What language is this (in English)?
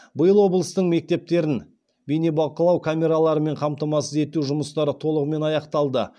Kazakh